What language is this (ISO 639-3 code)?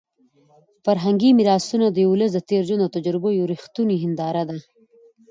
pus